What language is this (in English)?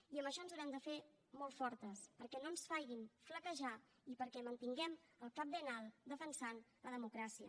Catalan